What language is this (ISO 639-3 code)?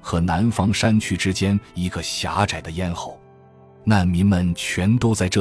zho